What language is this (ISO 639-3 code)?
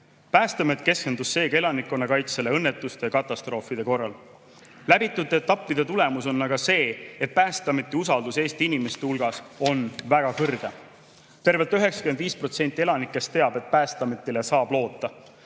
est